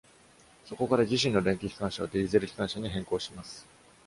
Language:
Japanese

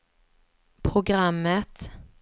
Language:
Swedish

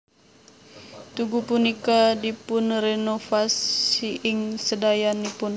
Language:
Javanese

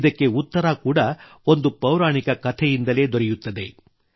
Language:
Kannada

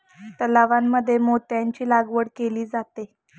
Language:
Marathi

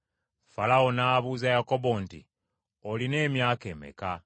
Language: Ganda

